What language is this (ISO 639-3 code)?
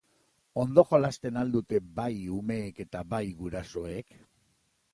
eus